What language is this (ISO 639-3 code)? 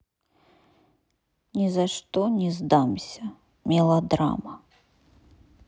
rus